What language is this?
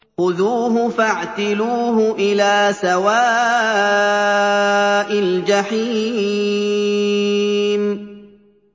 Arabic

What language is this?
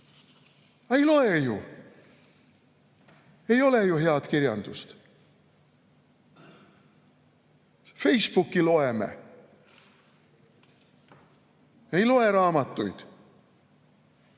Estonian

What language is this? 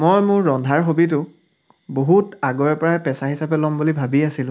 Assamese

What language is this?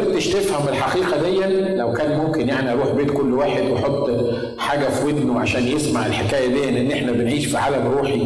Arabic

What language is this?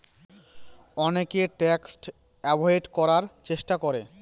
Bangla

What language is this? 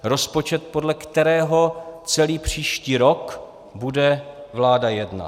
Czech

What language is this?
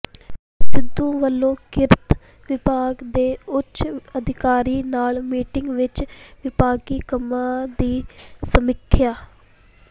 Punjabi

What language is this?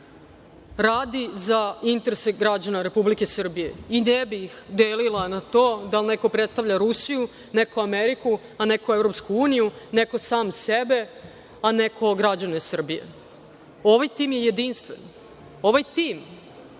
Serbian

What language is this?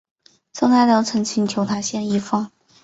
Chinese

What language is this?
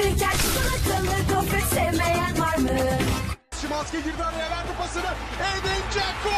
Turkish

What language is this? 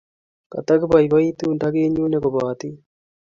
Kalenjin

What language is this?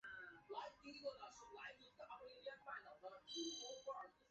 Chinese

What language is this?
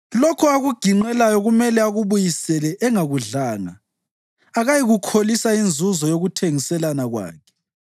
North Ndebele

